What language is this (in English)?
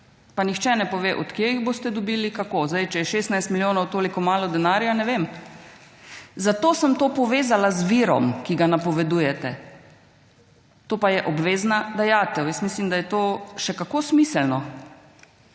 Slovenian